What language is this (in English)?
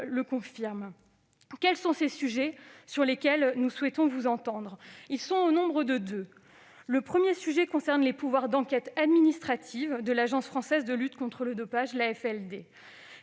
French